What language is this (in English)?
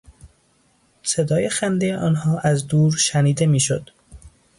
Persian